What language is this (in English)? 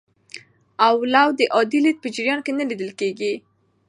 Pashto